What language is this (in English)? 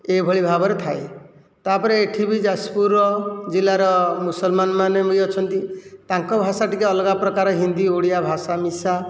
Odia